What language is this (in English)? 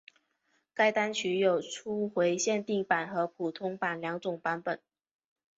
Chinese